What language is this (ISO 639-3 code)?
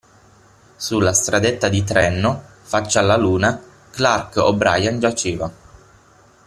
ita